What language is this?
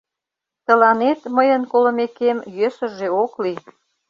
Mari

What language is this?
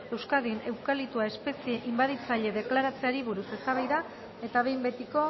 Basque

